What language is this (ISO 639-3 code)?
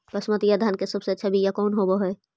mag